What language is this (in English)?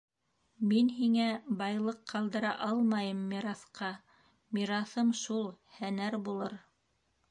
Bashkir